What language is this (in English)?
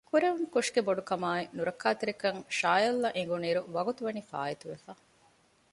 Divehi